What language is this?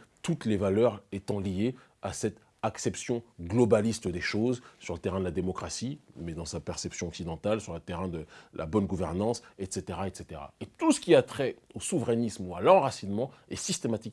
French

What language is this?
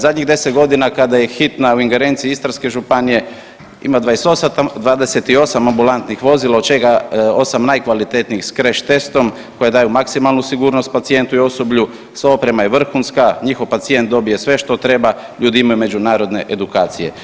Croatian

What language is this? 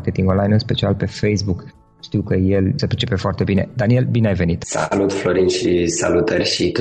Romanian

